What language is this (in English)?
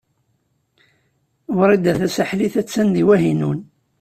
Kabyle